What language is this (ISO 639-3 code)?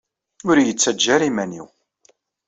kab